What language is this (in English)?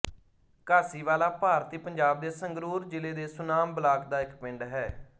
Punjabi